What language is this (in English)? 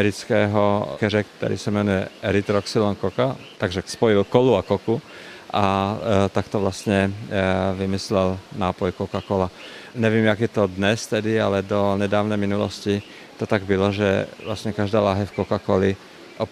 Czech